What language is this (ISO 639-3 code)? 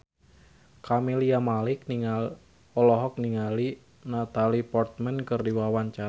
sun